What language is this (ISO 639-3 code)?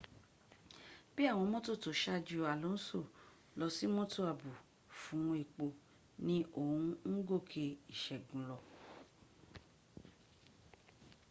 yor